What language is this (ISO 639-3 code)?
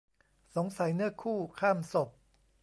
tha